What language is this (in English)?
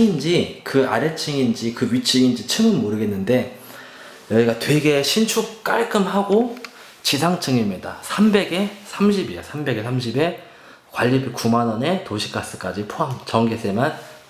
Korean